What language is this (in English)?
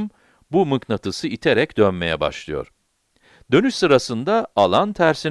Turkish